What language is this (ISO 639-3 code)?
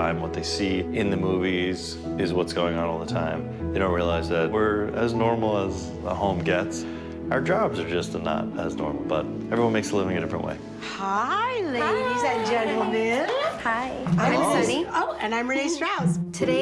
eng